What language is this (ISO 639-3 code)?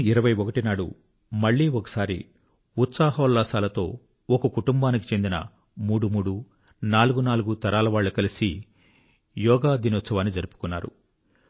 tel